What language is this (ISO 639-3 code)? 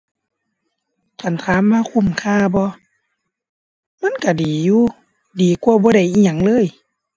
tha